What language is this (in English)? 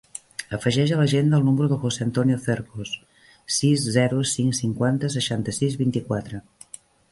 Catalan